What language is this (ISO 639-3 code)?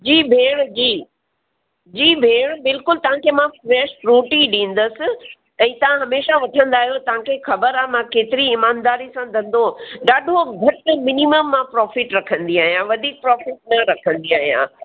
snd